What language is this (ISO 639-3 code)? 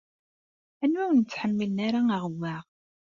kab